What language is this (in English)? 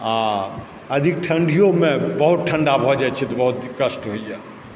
Maithili